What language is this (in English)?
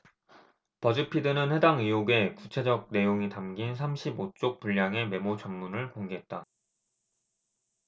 Korean